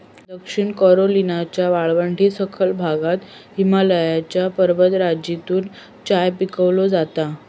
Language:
Marathi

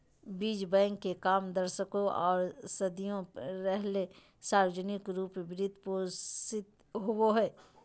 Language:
Magahi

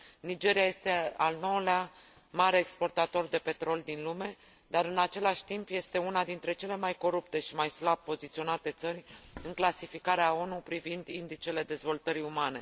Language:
Romanian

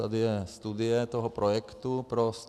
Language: Czech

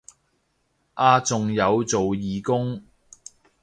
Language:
Cantonese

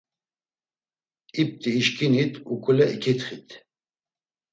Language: Laz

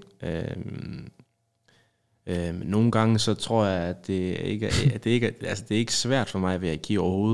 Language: Danish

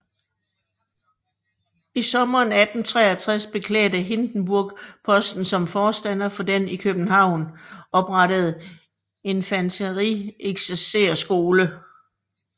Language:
Danish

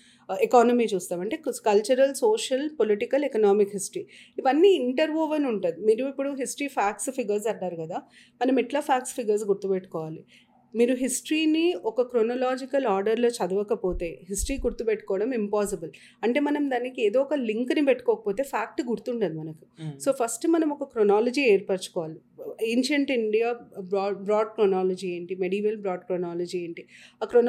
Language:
Telugu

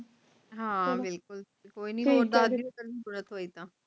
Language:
Punjabi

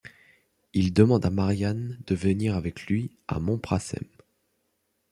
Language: French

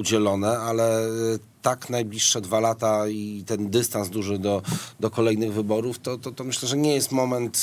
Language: Polish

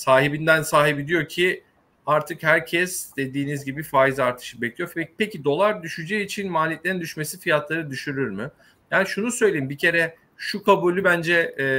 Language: Turkish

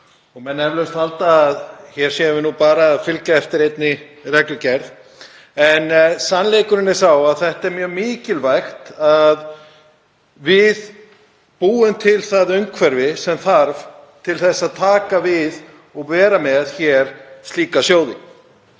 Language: Icelandic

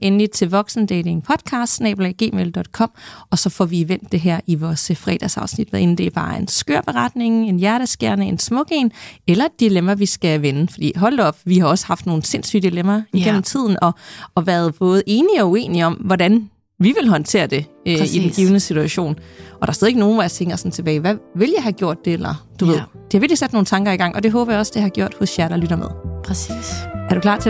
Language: Danish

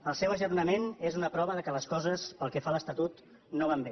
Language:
Catalan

